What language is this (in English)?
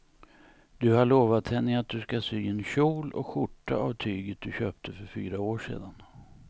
Swedish